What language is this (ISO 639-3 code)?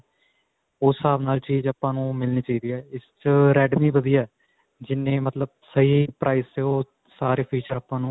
pan